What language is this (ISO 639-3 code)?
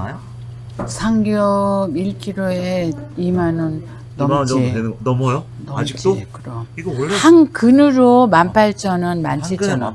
kor